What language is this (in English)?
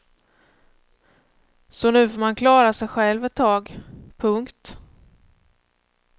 Swedish